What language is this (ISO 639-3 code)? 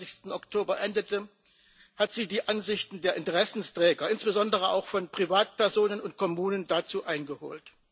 deu